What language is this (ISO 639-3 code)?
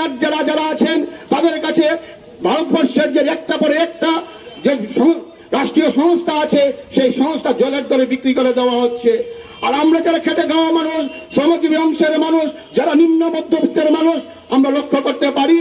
tur